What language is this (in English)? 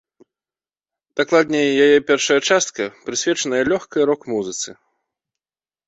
Belarusian